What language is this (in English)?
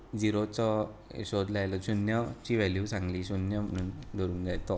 Konkani